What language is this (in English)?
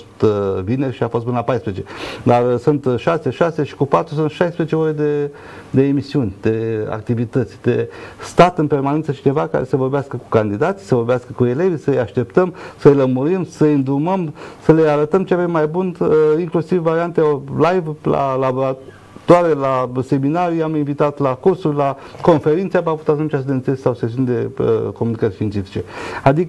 Romanian